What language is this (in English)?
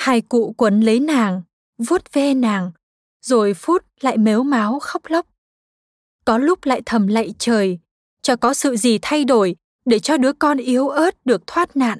Vietnamese